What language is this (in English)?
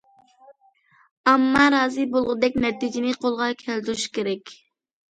Uyghur